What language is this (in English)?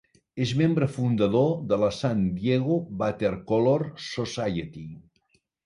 Catalan